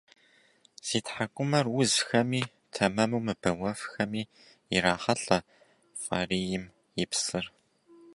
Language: Kabardian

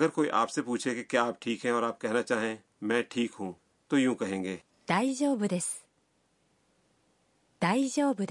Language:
Urdu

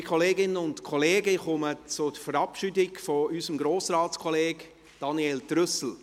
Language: Swiss German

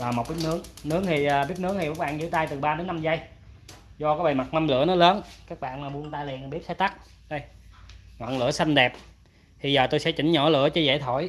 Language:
Vietnamese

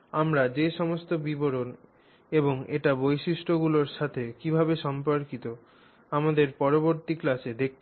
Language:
Bangla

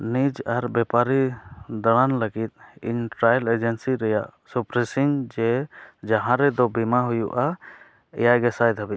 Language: Santali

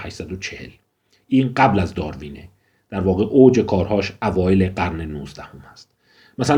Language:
Persian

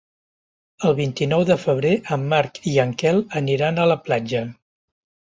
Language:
Catalan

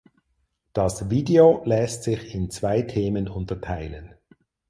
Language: German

